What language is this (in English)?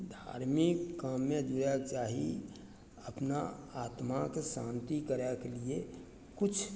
Maithili